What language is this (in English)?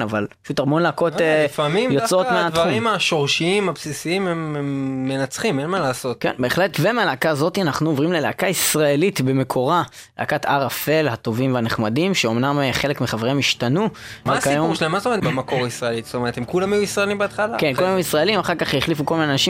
Hebrew